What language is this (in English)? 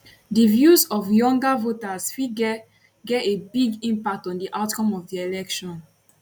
Nigerian Pidgin